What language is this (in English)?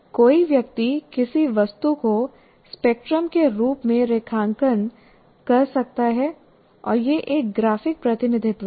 Hindi